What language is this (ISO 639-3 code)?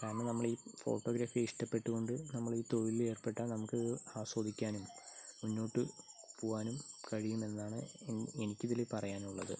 mal